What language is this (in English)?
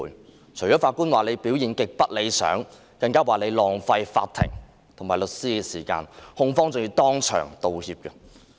Cantonese